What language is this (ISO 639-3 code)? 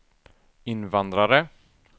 swe